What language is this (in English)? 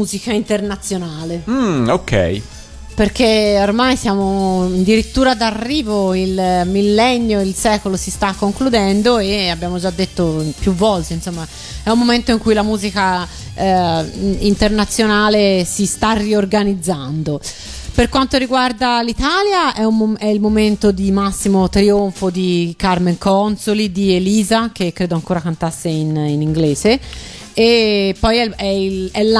Italian